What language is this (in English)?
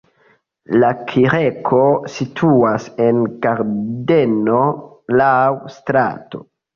Esperanto